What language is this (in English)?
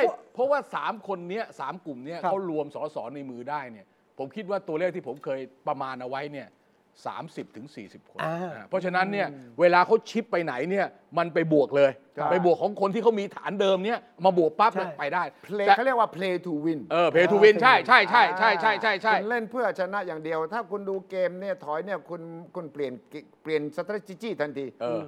Thai